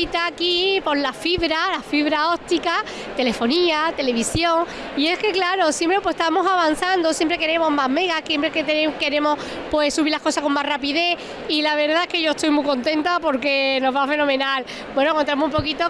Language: Spanish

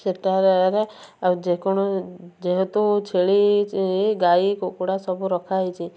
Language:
Odia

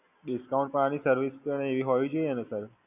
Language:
Gujarati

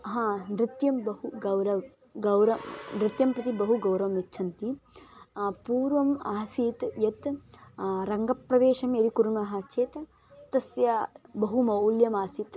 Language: Sanskrit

